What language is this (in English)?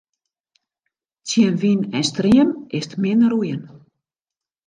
Western Frisian